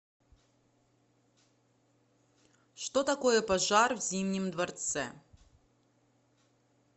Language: Russian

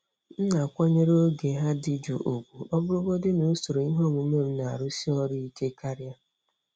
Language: Igbo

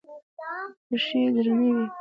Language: Pashto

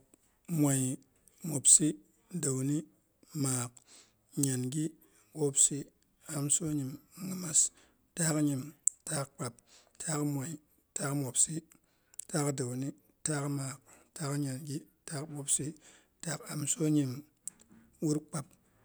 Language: Boghom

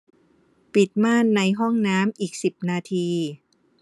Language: Thai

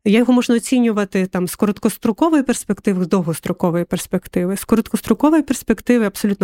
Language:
Ukrainian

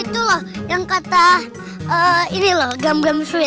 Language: Indonesian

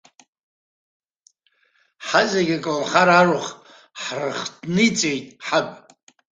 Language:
Abkhazian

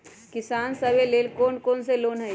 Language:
Magahi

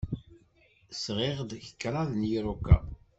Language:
Kabyle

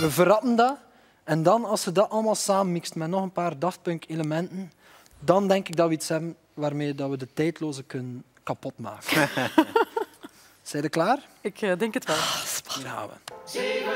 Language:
Dutch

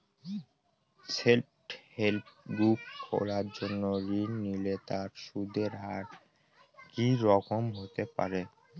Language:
Bangla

